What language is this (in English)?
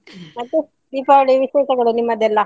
Kannada